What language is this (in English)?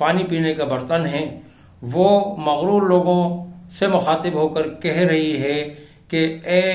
Urdu